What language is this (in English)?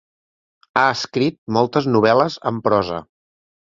Catalan